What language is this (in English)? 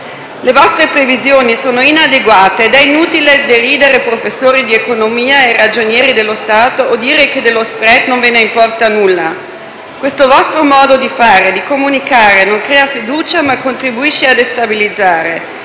Italian